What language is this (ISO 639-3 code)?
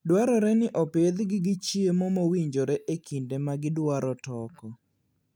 luo